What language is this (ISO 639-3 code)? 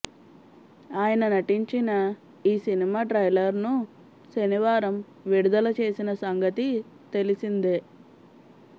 tel